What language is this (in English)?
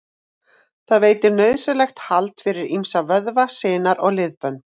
Icelandic